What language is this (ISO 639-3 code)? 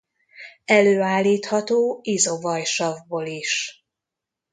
hun